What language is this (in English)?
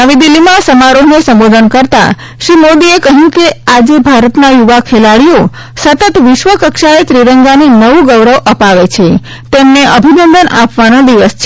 Gujarati